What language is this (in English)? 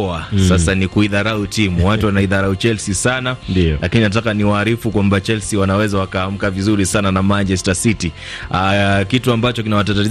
Swahili